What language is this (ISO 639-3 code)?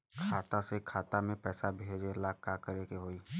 bho